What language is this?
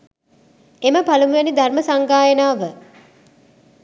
Sinhala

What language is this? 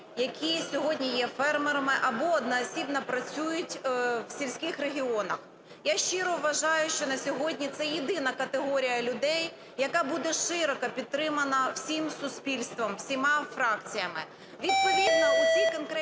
Ukrainian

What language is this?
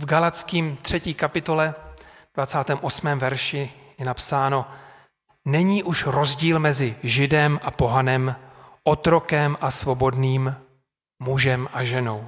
Czech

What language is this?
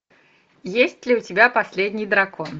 Russian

